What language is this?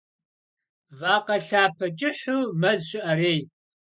Kabardian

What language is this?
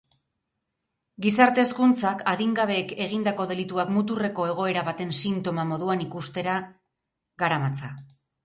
Basque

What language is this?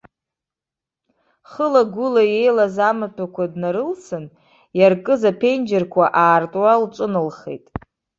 Abkhazian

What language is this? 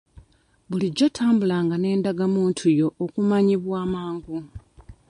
Ganda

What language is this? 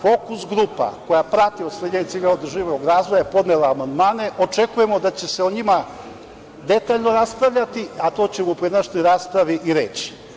Serbian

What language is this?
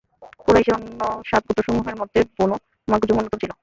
Bangla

